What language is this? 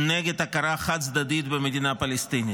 Hebrew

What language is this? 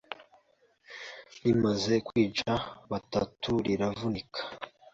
Kinyarwanda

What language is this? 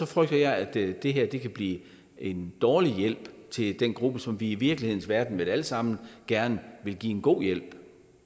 Danish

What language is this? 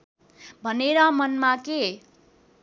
Nepali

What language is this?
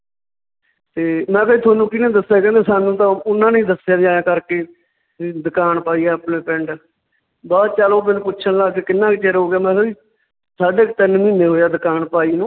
Punjabi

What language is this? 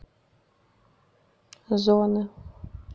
Russian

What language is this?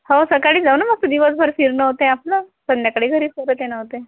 Marathi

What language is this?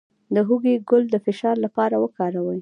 Pashto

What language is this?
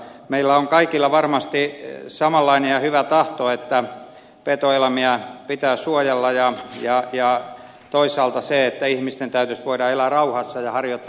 Finnish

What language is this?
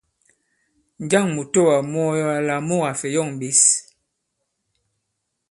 Bankon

